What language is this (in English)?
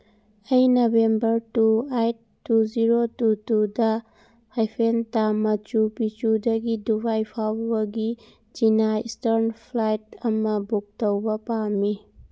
Manipuri